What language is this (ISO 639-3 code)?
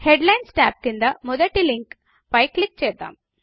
tel